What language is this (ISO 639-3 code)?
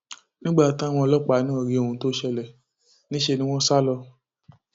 yor